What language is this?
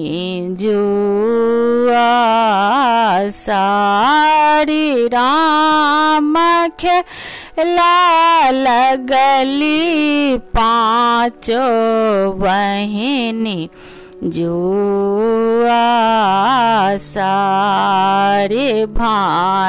Hindi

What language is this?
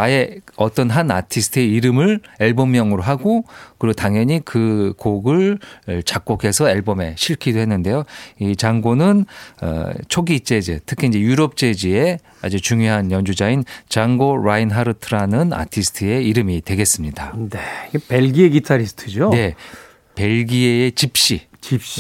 Korean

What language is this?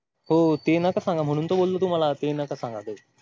Marathi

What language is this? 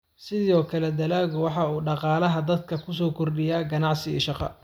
Somali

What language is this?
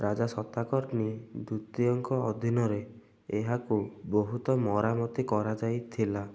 Odia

